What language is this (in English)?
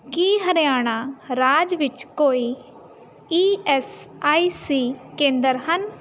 Punjabi